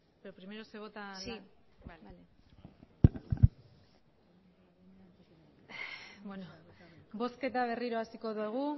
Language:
Basque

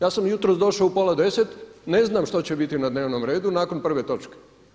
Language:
Croatian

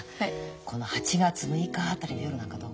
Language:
Japanese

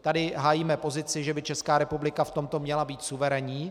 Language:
Czech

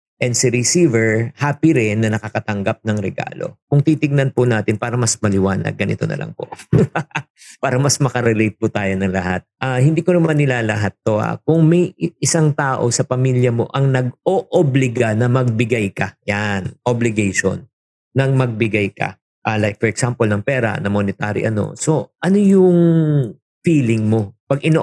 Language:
Filipino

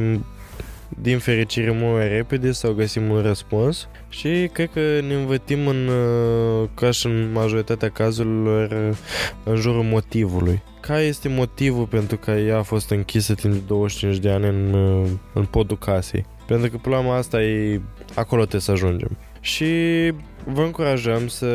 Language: Romanian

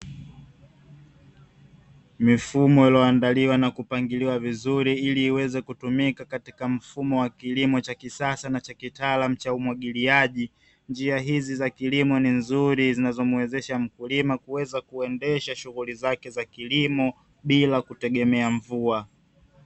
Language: Swahili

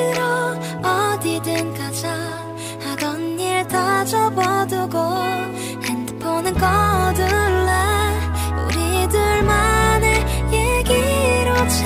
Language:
Korean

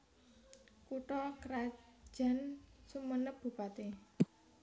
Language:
Javanese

